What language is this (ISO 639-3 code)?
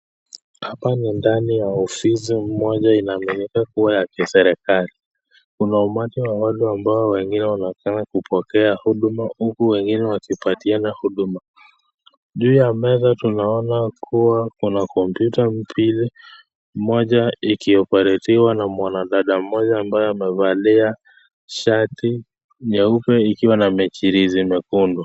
swa